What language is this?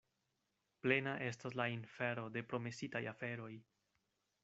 Esperanto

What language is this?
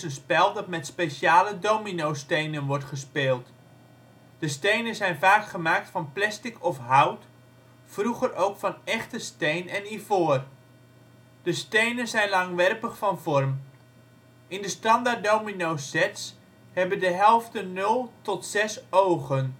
Dutch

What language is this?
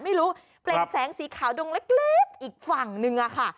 Thai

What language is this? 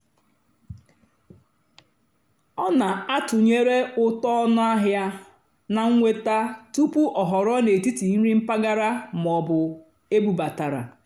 Igbo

